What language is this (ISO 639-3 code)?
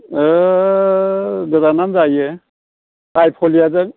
brx